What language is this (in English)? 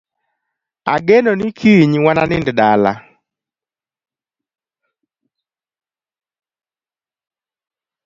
Luo (Kenya and Tanzania)